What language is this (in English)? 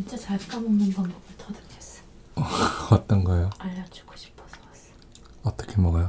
Korean